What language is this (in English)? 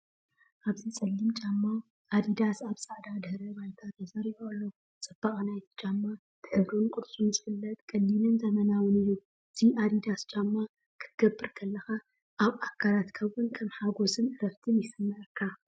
Tigrinya